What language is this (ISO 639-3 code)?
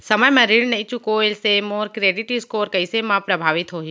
hne